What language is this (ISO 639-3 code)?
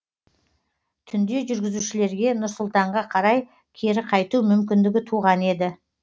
kaz